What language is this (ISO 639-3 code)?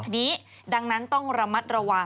tha